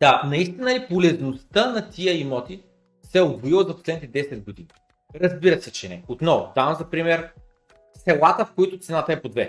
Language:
Bulgarian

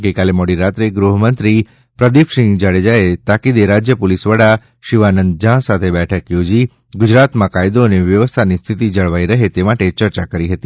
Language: Gujarati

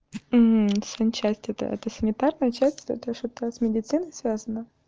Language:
Russian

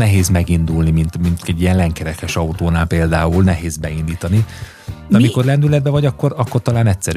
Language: Hungarian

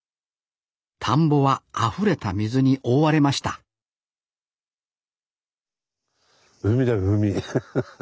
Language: Japanese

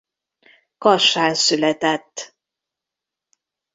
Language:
Hungarian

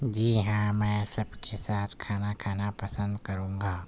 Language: Urdu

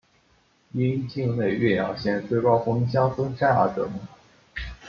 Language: Chinese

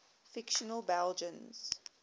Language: English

